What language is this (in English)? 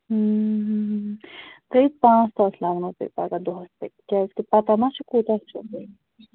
Kashmiri